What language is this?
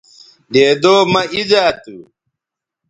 Bateri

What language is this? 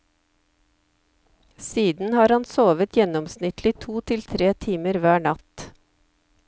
Norwegian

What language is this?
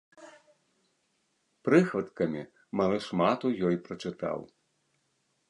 Belarusian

